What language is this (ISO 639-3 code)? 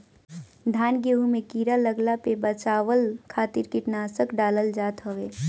bho